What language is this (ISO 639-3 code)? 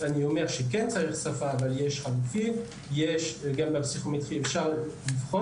heb